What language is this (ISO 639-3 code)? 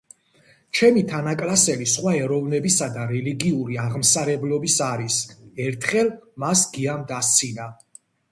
kat